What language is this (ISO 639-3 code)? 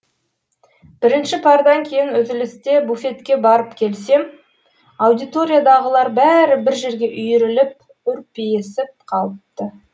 kaz